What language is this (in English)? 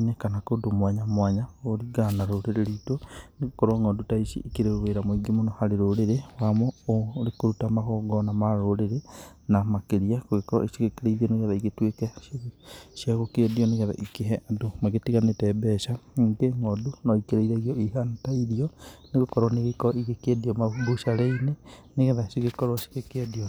Kikuyu